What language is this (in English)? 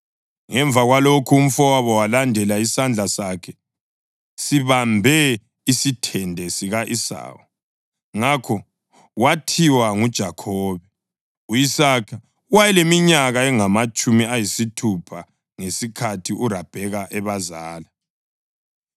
North Ndebele